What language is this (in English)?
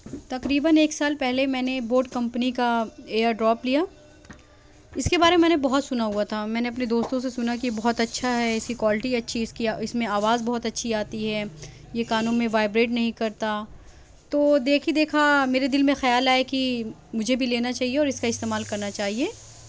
Urdu